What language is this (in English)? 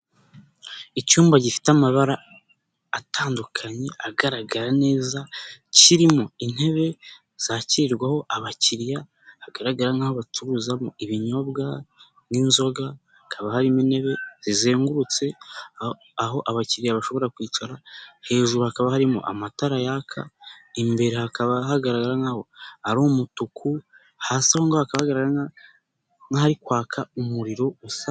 Kinyarwanda